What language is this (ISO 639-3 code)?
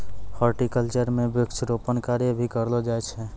mai